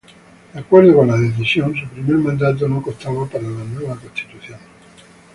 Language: Spanish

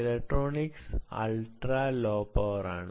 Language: Malayalam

